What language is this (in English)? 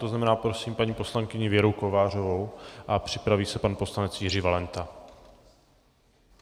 Czech